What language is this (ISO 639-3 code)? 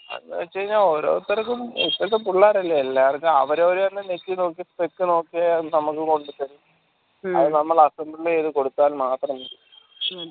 mal